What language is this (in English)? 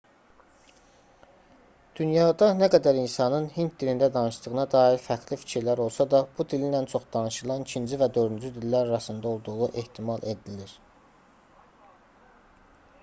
Azerbaijani